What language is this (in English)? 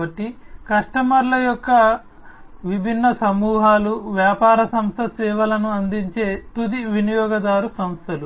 Telugu